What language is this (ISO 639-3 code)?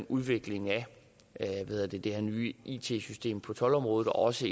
dan